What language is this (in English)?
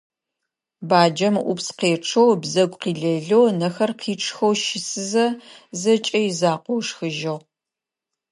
Adyghe